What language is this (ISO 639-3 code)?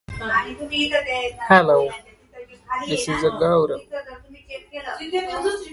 eng